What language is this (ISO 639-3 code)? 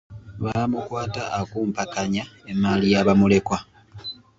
lug